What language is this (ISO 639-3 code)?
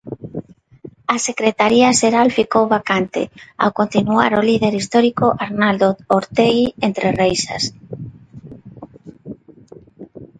glg